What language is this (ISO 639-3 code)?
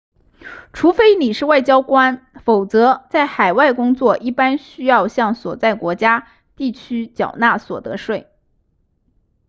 zho